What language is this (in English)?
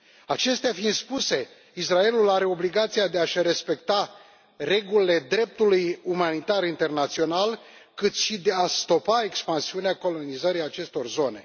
Romanian